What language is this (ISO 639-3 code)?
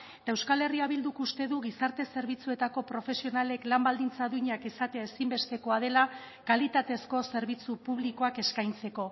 eus